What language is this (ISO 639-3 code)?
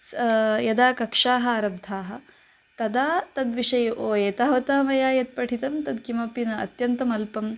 san